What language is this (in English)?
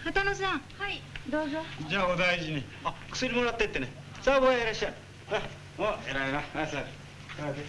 Japanese